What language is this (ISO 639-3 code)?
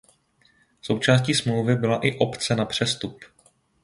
ces